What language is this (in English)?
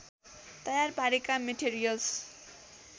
Nepali